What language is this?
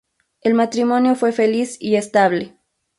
Spanish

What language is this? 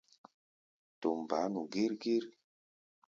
Gbaya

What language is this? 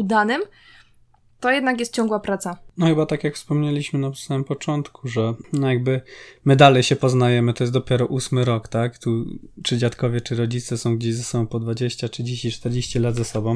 Polish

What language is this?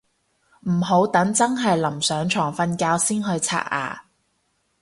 Cantonese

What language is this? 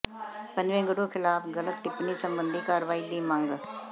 Punjabi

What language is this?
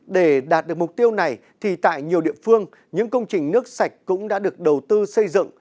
Vietnamese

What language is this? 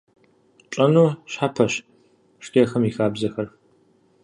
Kabardian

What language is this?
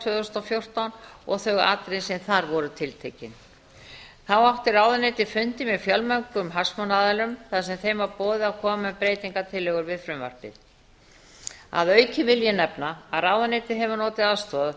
Icelandic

